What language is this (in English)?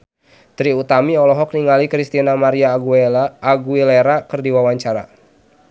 Sundanese